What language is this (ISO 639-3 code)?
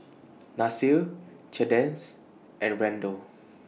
eng